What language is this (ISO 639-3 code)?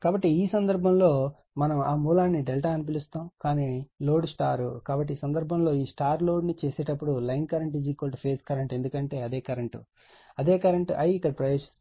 tel